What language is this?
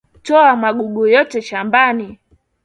Swahili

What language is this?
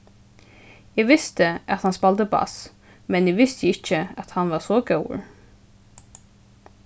Faroese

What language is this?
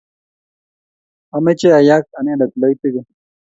Kalenjin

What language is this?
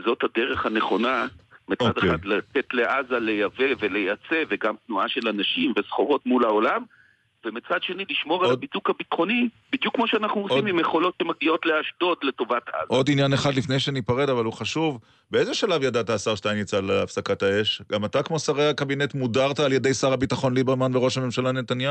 Hebrew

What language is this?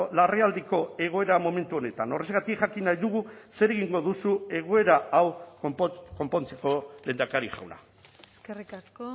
Basque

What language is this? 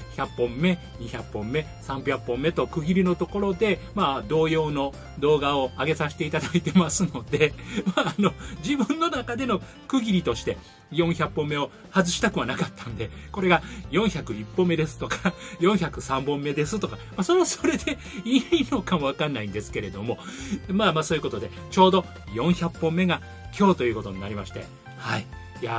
Japanese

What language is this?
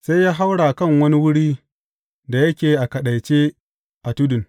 Hausa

